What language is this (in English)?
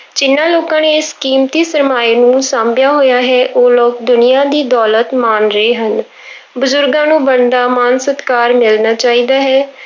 Punjabi